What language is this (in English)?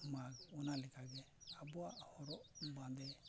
Santali